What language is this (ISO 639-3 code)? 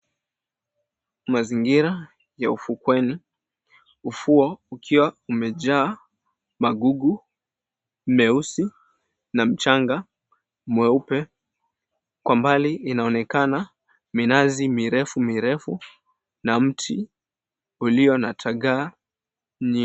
swa